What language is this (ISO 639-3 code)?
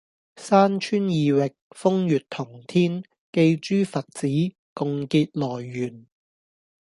yue